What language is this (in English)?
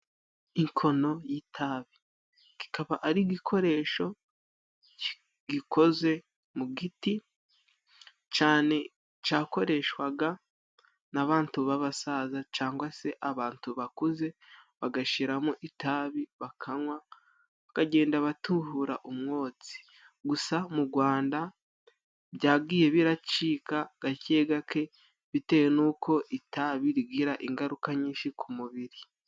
Kinyarwanda